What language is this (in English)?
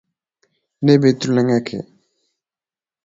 Dyula